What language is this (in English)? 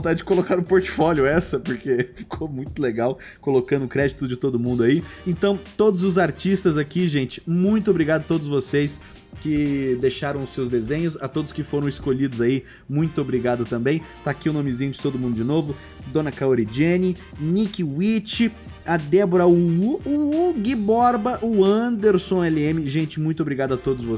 Portuguese